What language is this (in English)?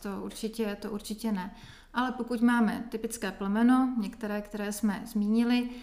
Czech